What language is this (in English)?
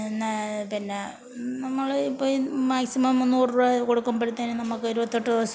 Malayalam